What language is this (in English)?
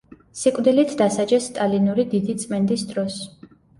Georgian